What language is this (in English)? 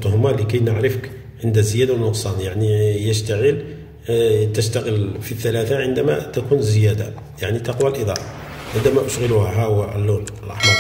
Arabic